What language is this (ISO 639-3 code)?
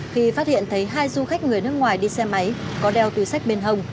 vie